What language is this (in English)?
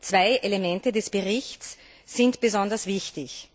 German